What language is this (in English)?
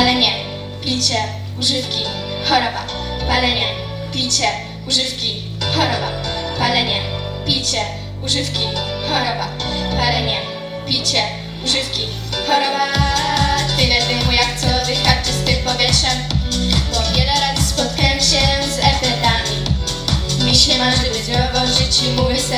Polish